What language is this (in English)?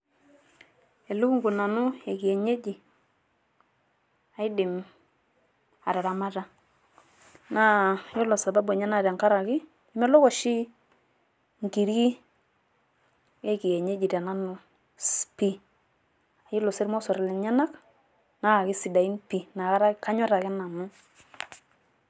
Masai